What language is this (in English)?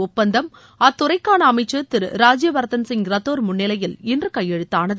Tamil